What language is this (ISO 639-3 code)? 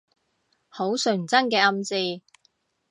yue